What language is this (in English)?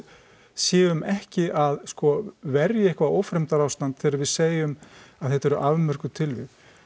Icelandic